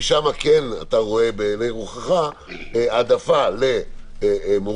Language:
Hebrew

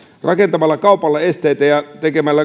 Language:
Finnish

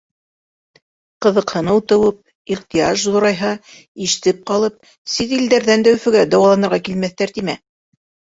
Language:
Bashkir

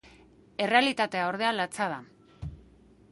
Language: Basque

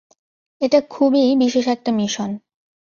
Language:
Bangla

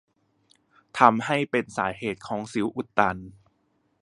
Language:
Thai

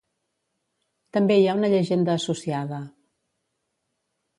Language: Catalan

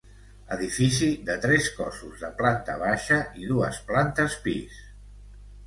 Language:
Catalan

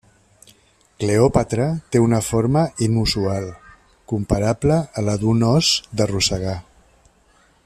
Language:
Catalan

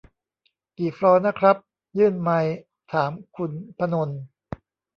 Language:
Thai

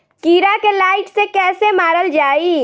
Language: Bhojpuri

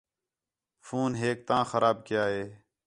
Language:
Khetrani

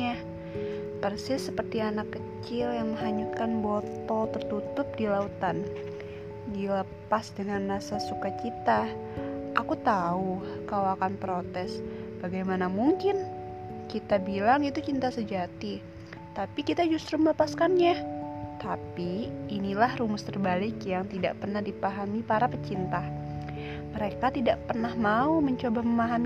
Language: Indonesian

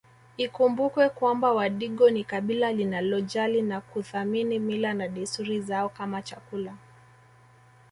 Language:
Swahili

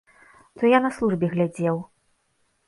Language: Belarusian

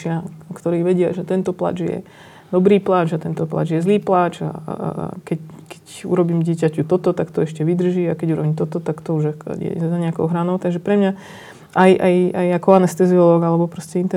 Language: Slovak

